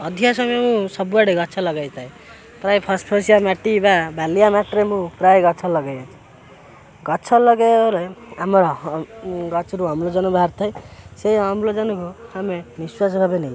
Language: Odia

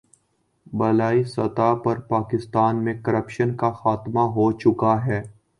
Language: Urdu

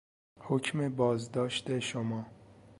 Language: Persian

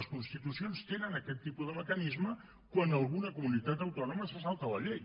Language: Catalan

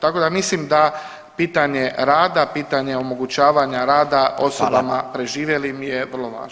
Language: Croatian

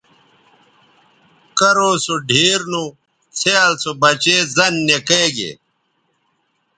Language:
Bateri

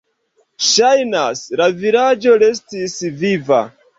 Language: Esperanto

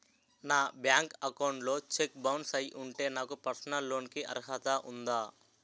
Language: Telugu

